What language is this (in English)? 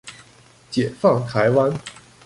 Chinese